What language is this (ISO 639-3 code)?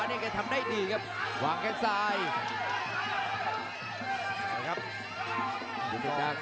tha